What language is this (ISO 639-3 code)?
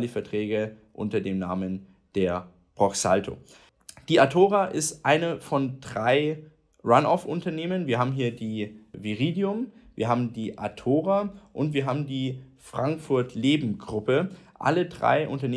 deu